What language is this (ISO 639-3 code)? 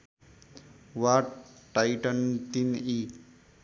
nep